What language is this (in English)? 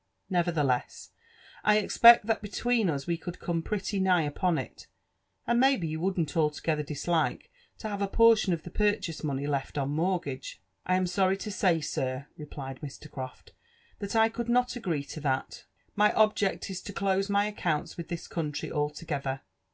English